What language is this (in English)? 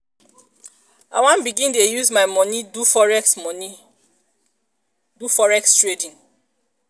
Nigerian Pidgin